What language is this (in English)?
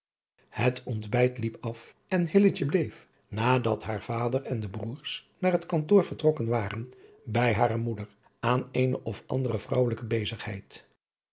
Dutch